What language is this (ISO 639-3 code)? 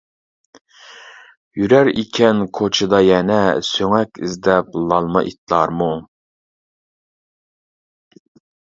uig